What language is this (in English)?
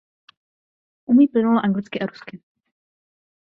Czech